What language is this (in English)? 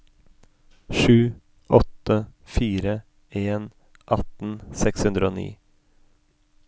Norwegian